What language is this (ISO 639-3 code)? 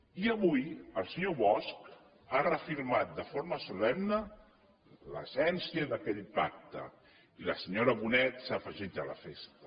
cat